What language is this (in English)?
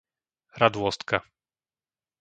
Slovak